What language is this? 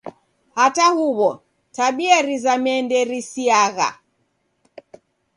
Taita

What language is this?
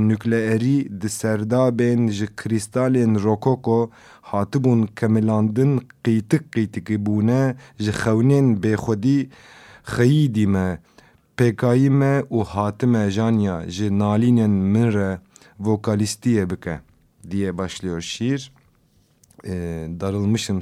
Turkish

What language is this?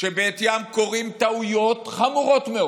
Hebrew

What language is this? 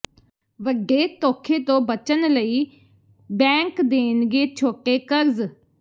Punjabi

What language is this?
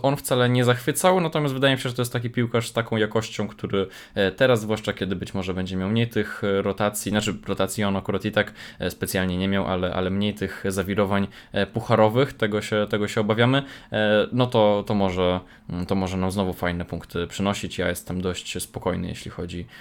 Polish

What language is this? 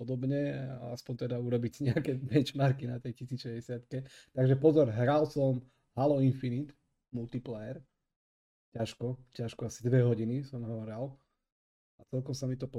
Slovak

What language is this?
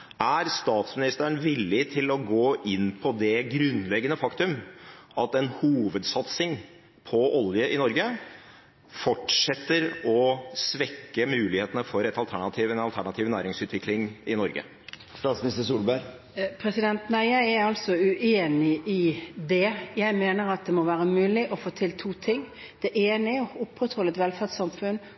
Norwegian Bokmål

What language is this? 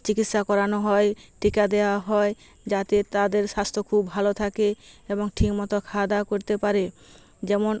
Bangla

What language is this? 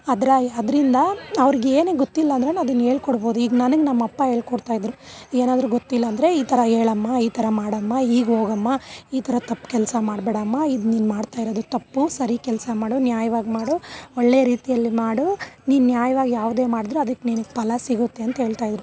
Kannada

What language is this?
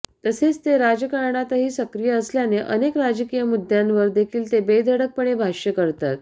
Marathi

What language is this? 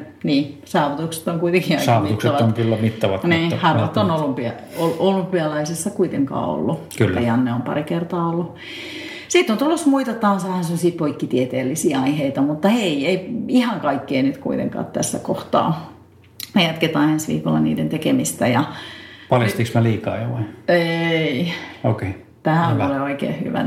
Finnish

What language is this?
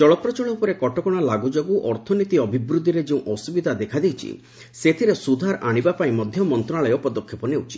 Odia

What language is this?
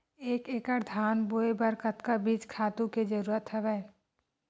Chhattisgarhi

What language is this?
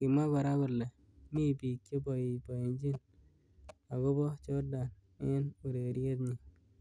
Kalenjin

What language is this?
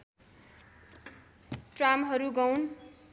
Nepali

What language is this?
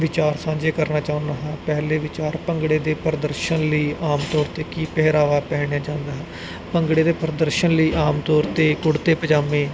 Punjabi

